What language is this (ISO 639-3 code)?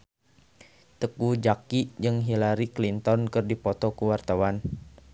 sun